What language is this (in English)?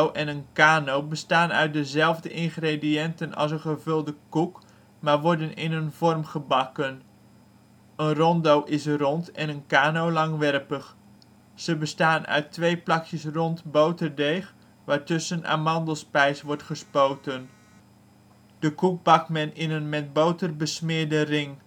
Dutch